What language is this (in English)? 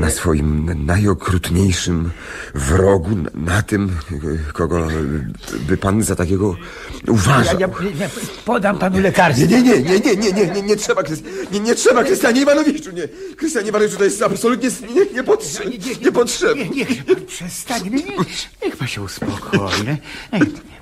Polish